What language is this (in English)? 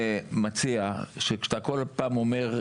Hebrew